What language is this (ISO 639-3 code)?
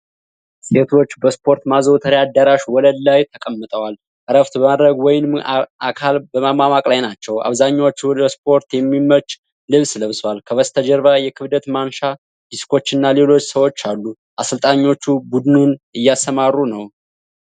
amh